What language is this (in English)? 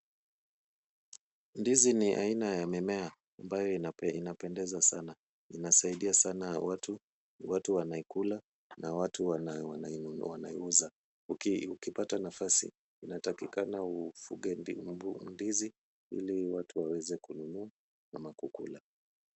Swahili